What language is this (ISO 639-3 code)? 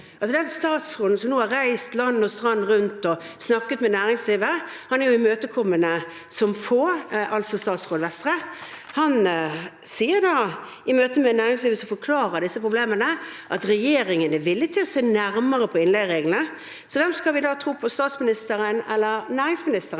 nor